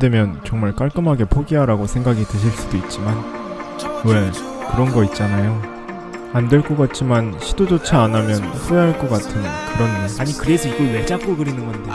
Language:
Korean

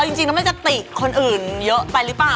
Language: Thai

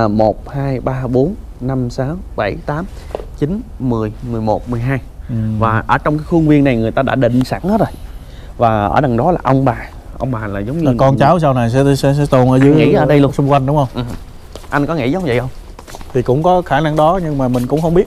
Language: Vietnamese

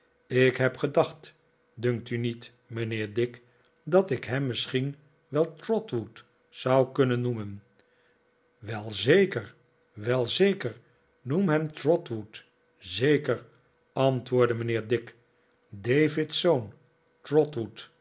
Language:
Dutch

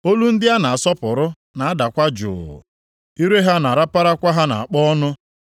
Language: Igbo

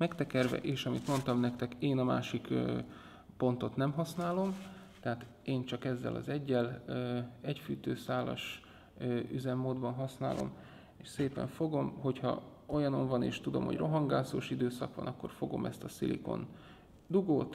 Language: Hungarian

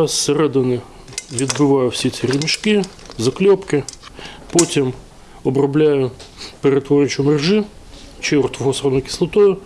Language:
Ukrainian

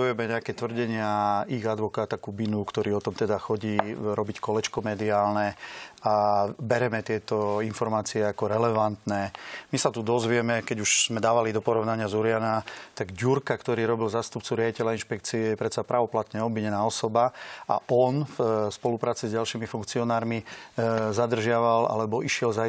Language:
Slovak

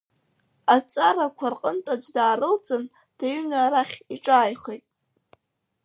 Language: Abkhazian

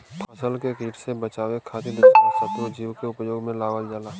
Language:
Bhojpuri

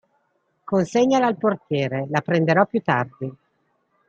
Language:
Italian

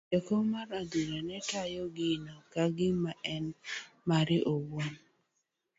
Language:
Luo (Kenya and Tanzania)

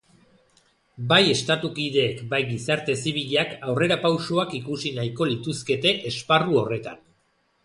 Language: Basque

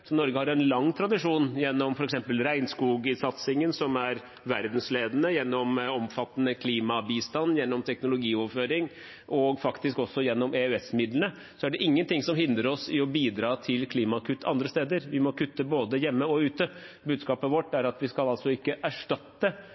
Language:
Norwegian Bokmål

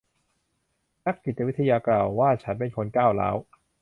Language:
Thai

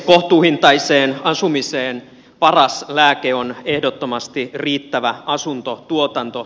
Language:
Finnish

